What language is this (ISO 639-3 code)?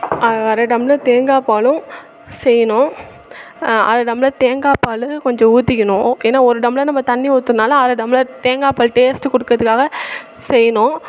tam